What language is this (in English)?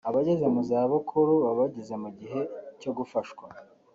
Kinyarwanda